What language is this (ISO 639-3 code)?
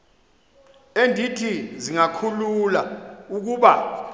xho